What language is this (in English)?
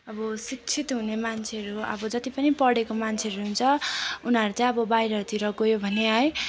Nepali